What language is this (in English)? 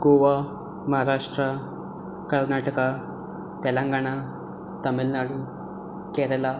Konkani